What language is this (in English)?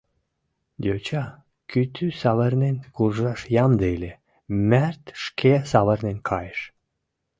Mari